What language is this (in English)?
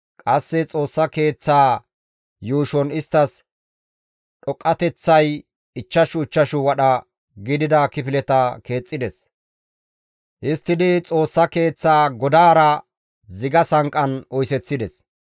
Gamo